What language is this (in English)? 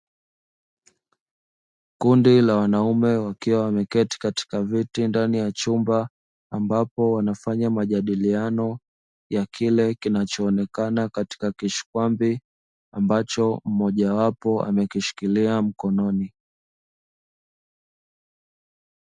Swahili